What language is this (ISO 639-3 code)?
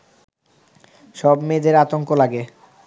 ben